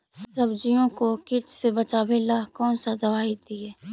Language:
Magahi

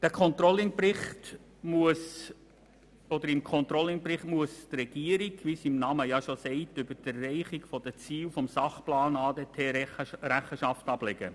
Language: Swiss German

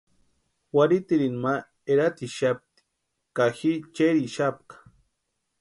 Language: Western Highland Purepecha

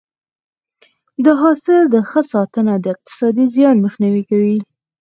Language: Pashto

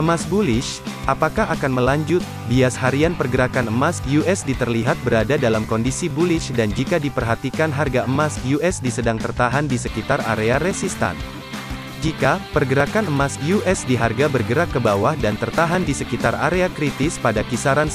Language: Indonesian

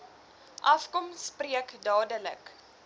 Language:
Afrikaans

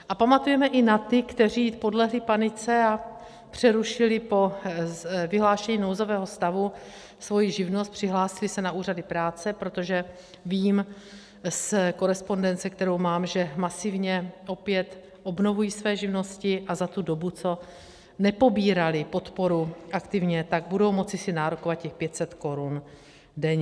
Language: Czech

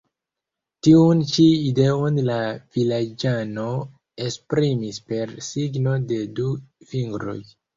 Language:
Esperanto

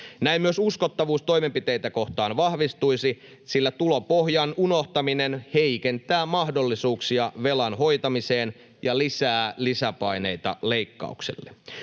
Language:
Finnish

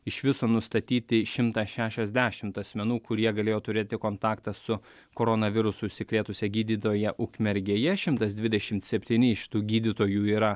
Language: Lithuanian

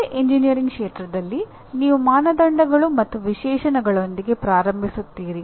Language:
Kannada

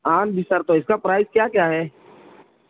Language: Urdu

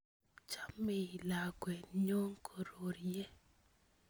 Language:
Kalenjin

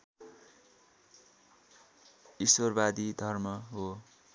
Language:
Nepali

